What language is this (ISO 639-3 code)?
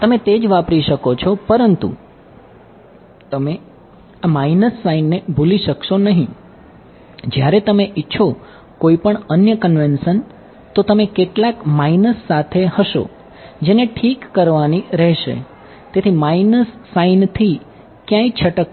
guj